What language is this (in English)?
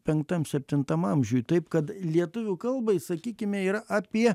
Lithuanian